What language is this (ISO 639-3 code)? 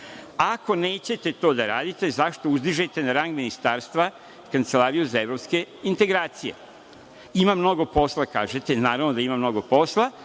srp